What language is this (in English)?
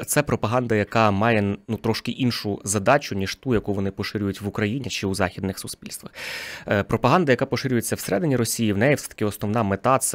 Ukrainian